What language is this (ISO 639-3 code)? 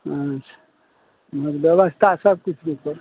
mai